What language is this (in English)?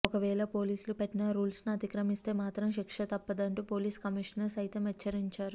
Telugu